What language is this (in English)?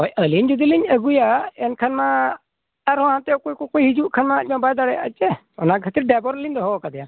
Santali